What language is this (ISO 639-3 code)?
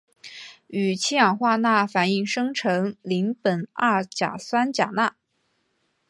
zho